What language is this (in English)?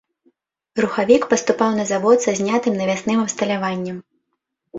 Belarusian